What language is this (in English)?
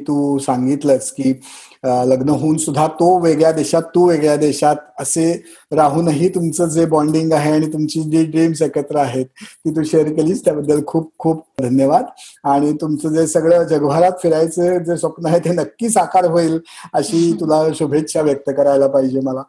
Marathi